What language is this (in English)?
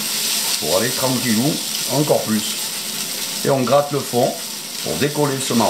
French